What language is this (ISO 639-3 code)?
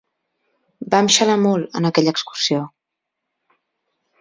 cat